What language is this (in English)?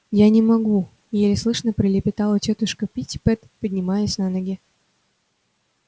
Russian